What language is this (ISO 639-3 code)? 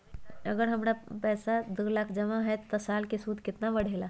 mag